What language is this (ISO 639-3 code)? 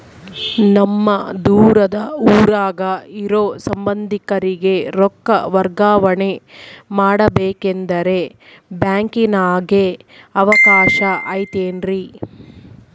kan